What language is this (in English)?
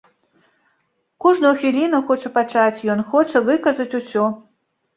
Belarusian